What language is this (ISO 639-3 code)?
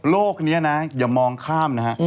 tha